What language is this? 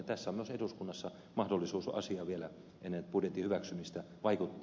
Finnish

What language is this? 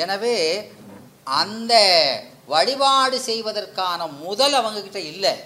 Tamil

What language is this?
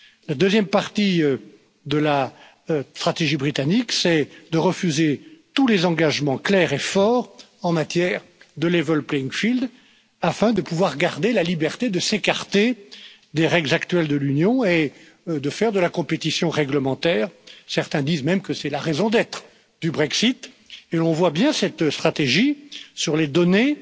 French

